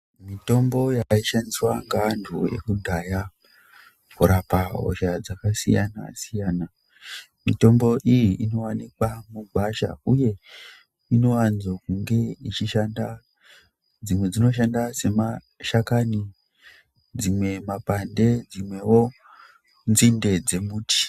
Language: Ndau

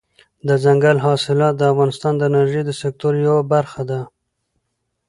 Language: Pashto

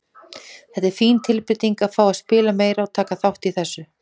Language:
Icelandic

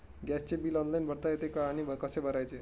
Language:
Marathi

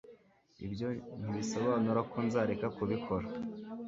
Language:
Kinyarwanda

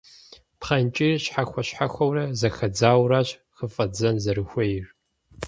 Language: Kabardian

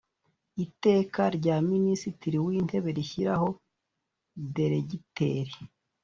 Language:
Kinyarwanda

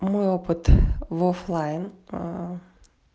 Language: Russian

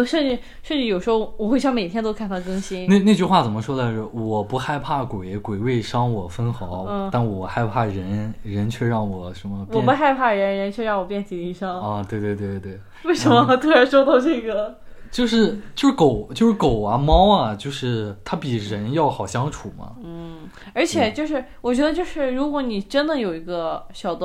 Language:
Chinese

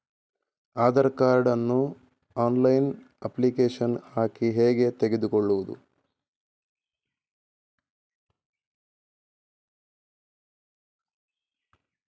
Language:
Kannada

